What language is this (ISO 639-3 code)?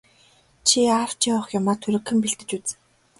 mon